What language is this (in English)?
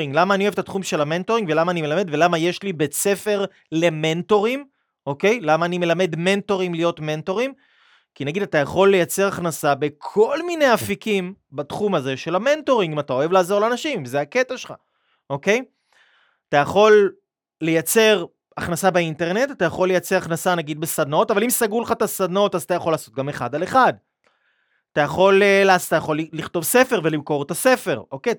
Hebrew